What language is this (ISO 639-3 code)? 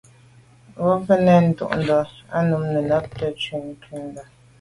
byv